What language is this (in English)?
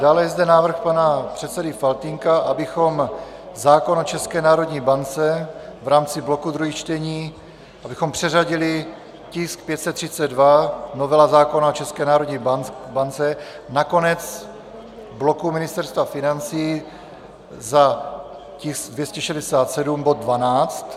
Czech